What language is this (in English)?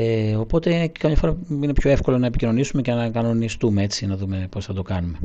Greek